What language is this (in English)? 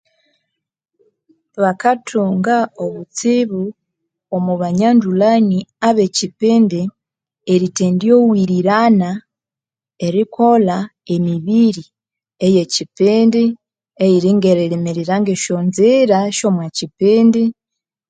Konzo